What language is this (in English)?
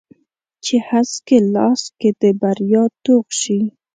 Pashto